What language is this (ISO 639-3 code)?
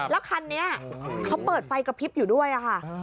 tha